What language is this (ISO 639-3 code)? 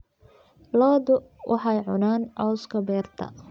som